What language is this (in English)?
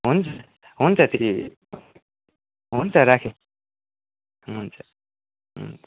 Nepali